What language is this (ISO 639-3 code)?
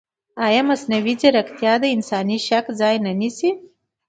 pus